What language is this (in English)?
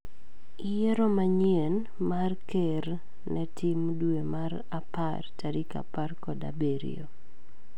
Luo (Kenya and Tanzania)